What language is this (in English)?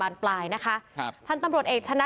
Thai